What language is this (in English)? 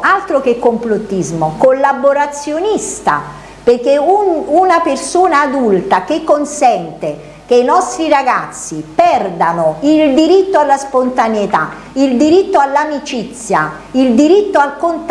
Italian